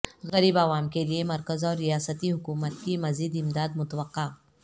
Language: Urdu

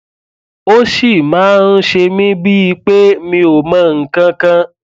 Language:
Yoruba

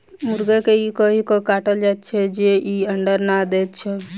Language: Maithili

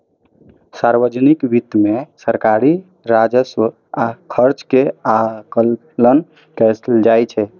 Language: Maithili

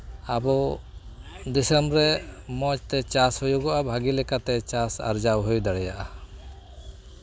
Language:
Santali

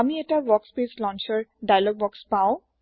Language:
Assamese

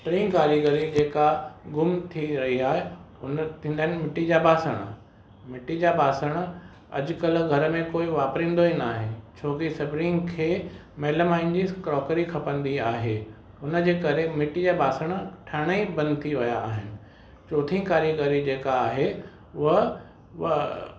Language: Sindhi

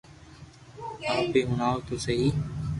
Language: Loarki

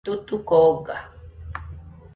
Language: Nüpode Huitoto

